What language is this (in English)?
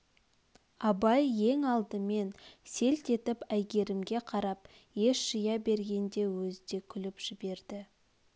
Kazakh